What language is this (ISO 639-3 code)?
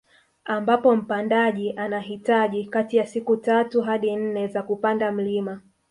swa